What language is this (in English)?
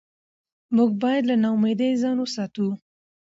Pashto